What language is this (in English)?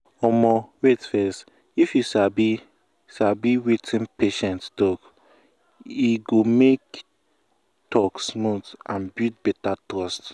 Nigerian Pidgin